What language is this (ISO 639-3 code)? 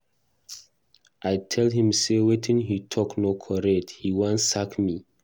pcm